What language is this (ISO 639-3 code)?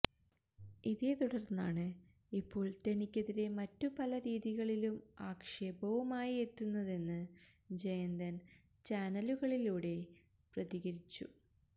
mal